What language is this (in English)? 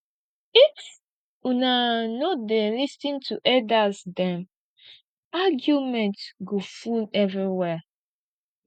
Nigerian Pidgin